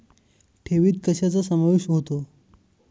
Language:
Marathi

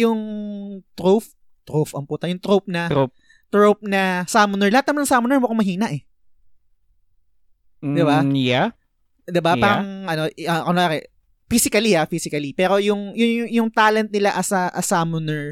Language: Filipino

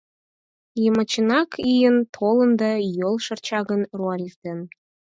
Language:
Mari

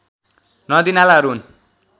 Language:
Nepali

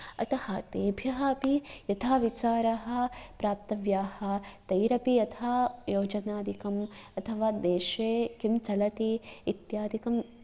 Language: Sanskrit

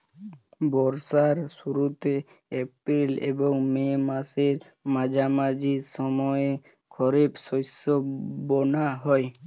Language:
Bangla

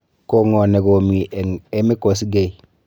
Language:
Kalenjin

